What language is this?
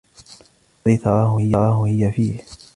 Arabic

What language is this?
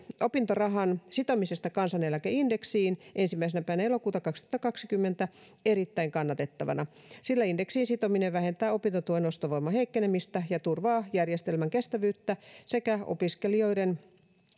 Finnish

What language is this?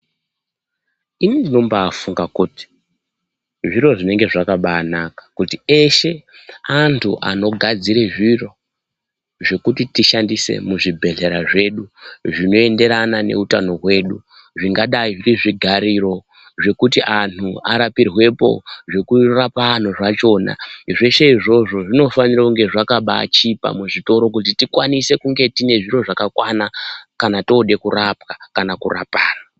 Ndau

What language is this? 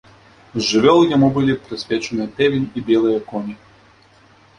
Belarusian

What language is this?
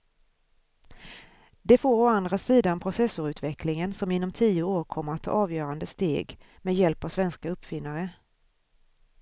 Swedish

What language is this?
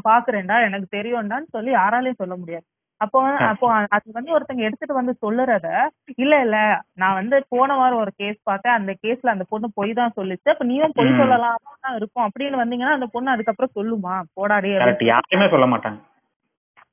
Tamil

